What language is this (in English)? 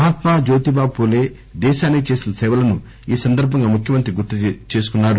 Telugu